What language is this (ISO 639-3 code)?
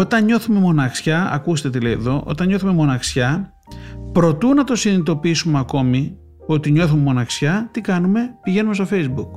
ell